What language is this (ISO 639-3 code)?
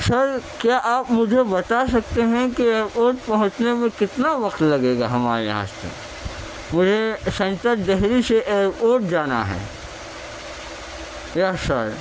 urd